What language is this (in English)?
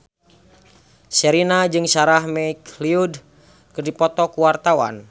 Sundanese